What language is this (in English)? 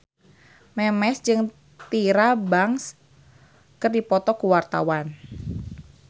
Sundanese